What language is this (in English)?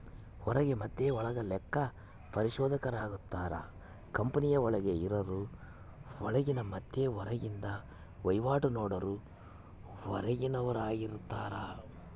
Kannada